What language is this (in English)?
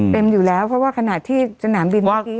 Thai